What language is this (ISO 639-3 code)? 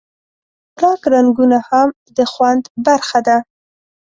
pus